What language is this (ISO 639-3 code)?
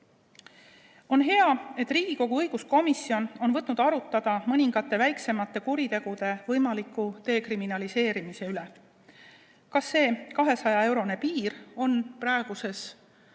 est